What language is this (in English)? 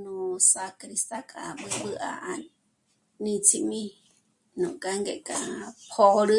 Michoacán Mazahua